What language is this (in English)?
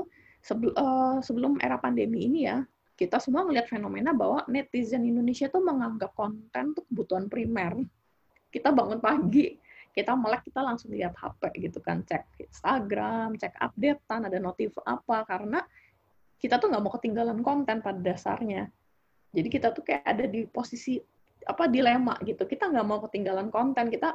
Indonesian